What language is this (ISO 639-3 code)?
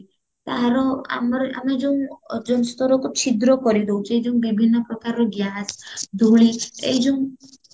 ori